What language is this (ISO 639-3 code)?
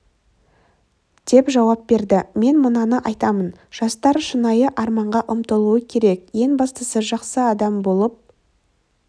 kaz